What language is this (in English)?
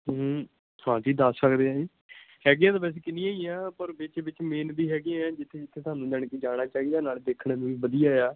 Punjabi